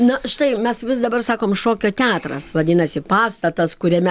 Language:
Lithuanian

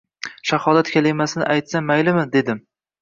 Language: Uzbek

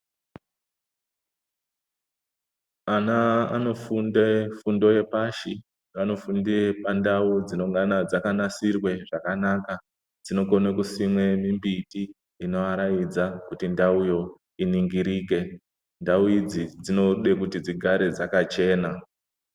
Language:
Ndau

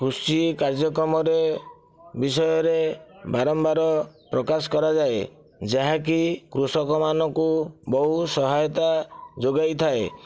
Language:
Odia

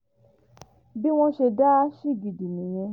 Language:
Yoruba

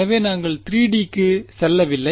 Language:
Tamil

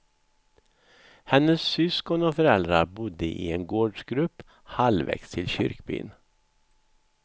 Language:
Swedish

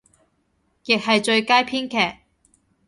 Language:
Cantonese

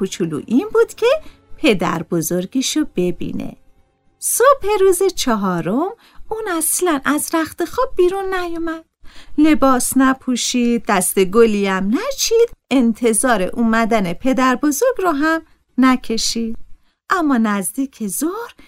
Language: Persian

